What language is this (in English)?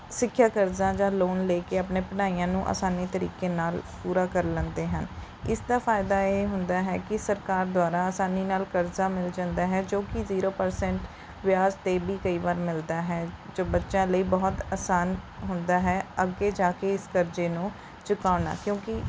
Punjabi